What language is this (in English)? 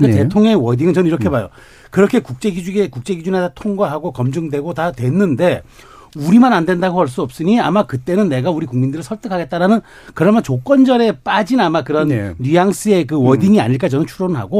Korean